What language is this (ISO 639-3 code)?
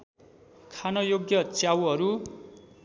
nep